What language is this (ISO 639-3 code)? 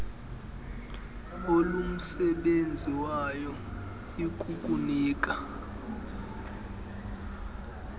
xho